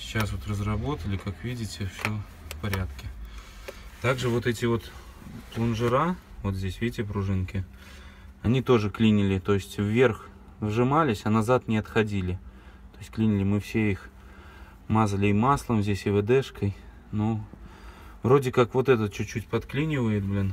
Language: Russian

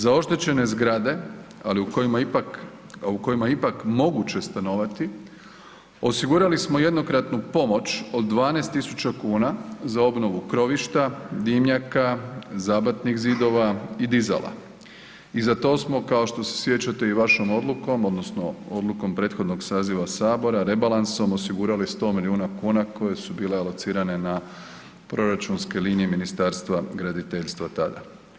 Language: Croatian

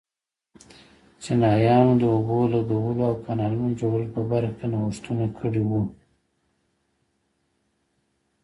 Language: Pashto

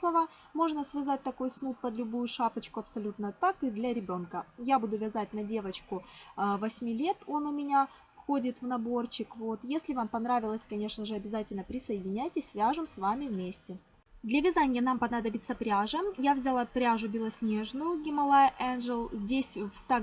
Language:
Russian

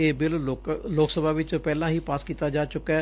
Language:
Punjabi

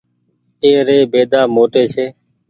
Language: Goaria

